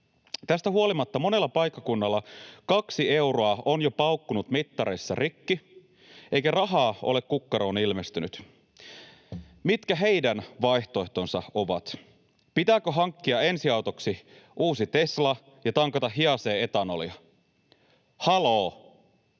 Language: Finnish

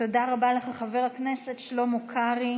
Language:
Hebrew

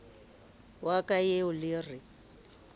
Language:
Southern Sotho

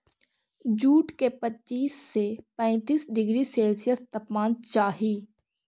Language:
Magahi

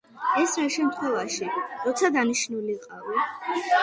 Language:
Georgian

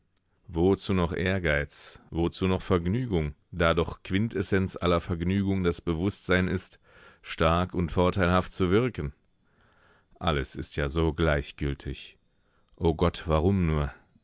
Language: German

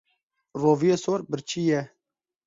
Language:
Kurdish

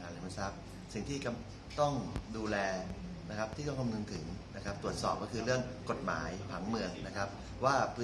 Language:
Thai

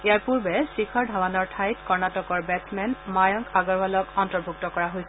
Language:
Assamese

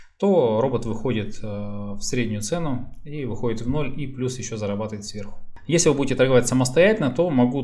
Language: Russian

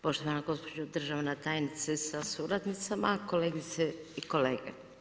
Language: Croatian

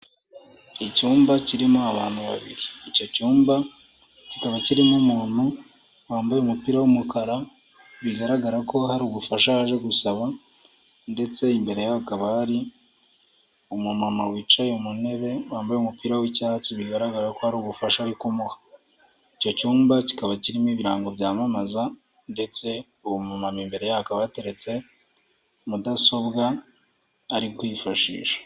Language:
Kinyarwanda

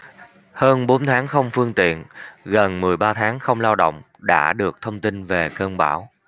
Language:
Vietnamese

